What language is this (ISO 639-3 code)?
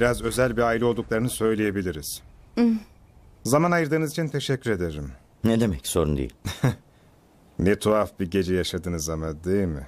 tur